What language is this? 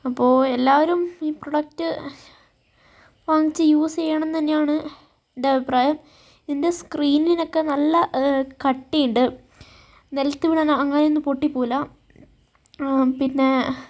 Malayalam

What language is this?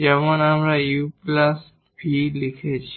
Bangla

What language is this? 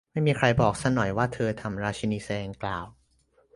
Thai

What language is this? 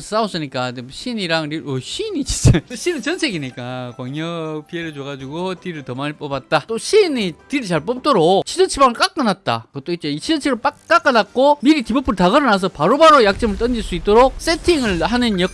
Korean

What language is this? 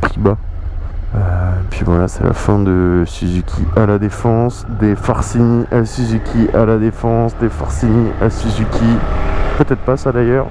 French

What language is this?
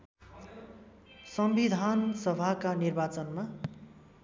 Nepali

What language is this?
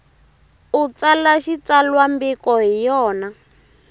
Tsonga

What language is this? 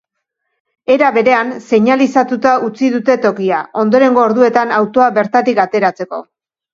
Basque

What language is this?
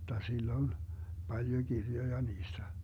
Finnish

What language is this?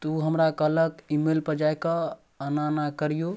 Maithili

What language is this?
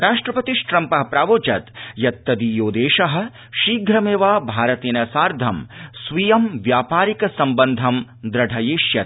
Sanskrit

